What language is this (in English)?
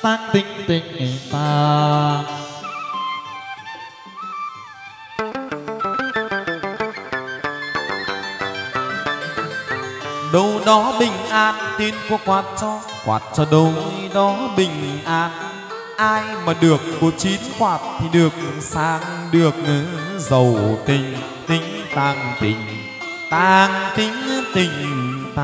Vietnamese